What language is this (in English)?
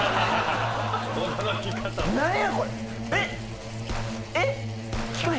Japanese